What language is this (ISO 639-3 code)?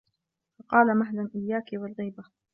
ara